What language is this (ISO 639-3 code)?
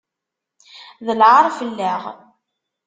kab